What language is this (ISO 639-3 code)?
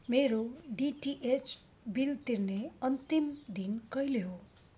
nep